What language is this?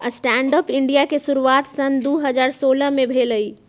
Magahi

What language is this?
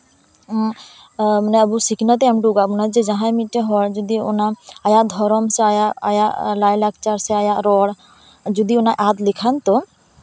Santali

